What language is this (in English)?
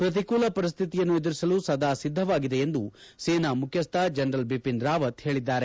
Kannada